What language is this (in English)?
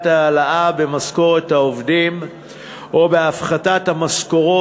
Hebrew